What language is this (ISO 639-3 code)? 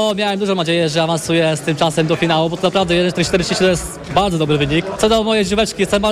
pol